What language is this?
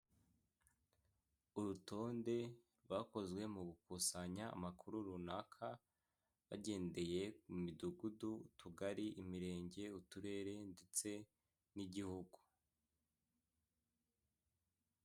Kinyarwanda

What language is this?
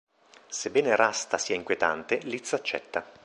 Italian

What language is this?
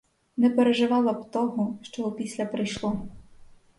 Ukrainian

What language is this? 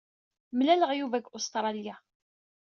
Kabyle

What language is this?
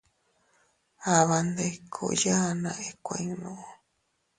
Teutila Cuicatec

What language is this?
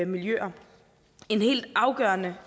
Danish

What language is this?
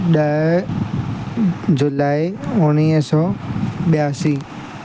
Sindhi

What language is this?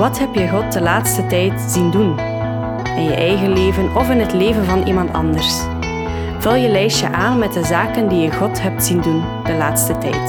Dutch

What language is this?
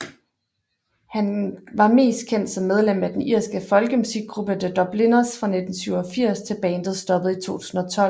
Danish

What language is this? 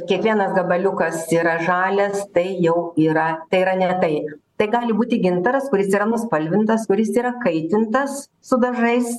Lithuanian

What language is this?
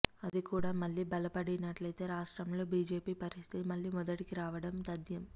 Telugu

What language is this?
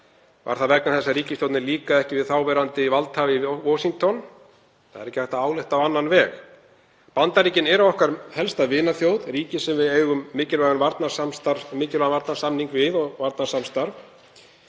Icelandic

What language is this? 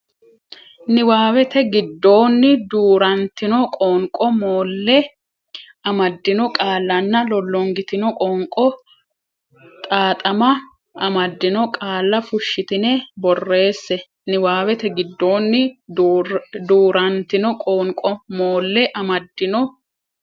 Sidamo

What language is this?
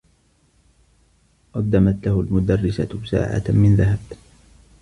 Arabic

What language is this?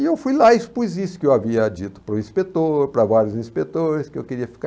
Portuguese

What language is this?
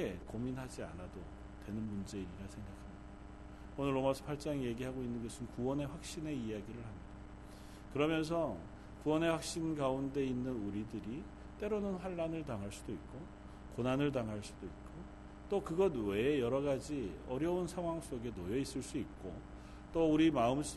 Korean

